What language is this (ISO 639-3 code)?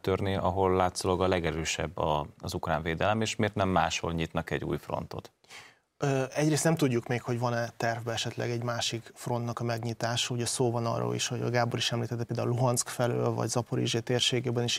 hun